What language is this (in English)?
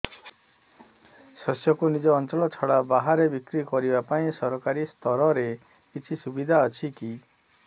Odia